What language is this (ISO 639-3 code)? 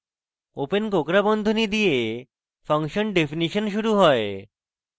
ben